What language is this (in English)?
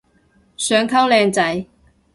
Cantonese